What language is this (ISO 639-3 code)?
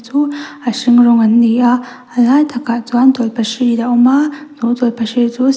lus